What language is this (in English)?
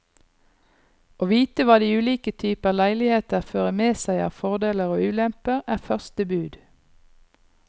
Norwegian